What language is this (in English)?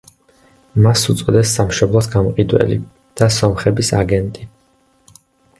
Georgian